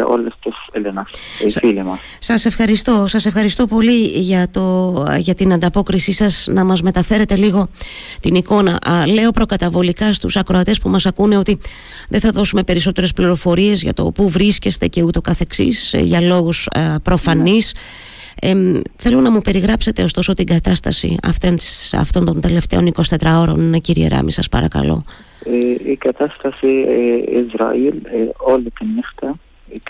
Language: Greek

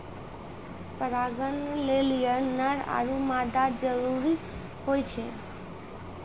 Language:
Maithili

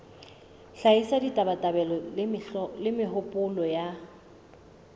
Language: Southern Sotho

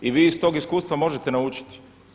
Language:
Croatian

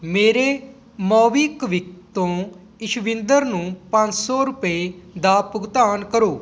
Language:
Punjabi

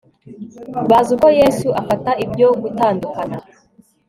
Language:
Kinyarwanda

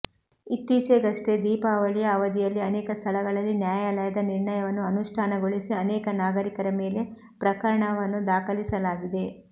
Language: Kannada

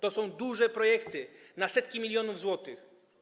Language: Polish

